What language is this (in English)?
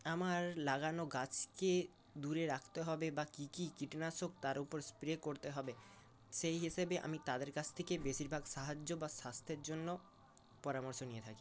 Bangla